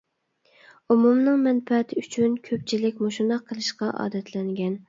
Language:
Uyghur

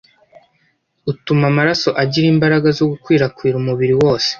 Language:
Kinyarwanda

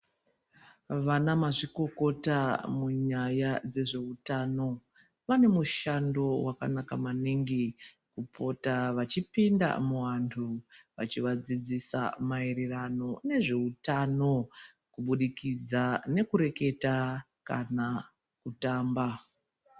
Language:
Ndau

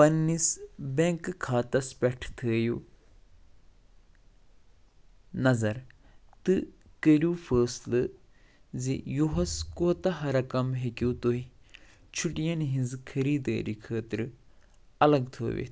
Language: Kashmiri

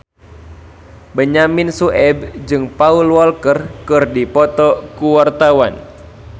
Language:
Sundanese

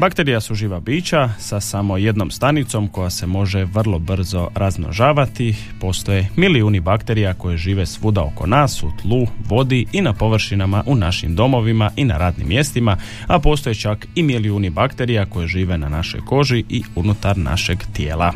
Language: Croatian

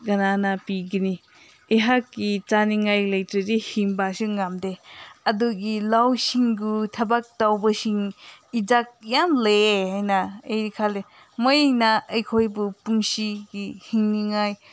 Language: Manipuri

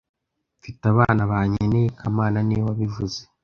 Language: Kinyarwanda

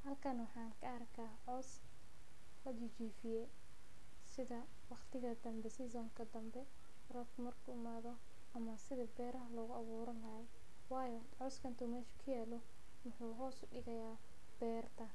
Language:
Somali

